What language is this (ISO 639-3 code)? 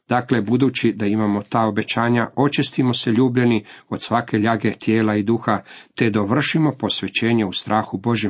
hrv